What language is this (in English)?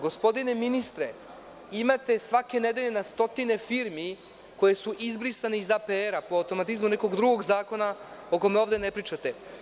Serbian